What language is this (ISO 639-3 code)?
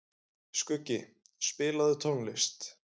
isl